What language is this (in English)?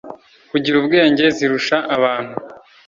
Kinyarwanda